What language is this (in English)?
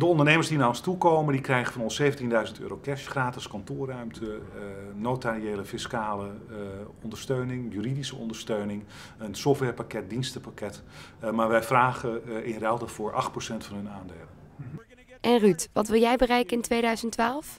Dutch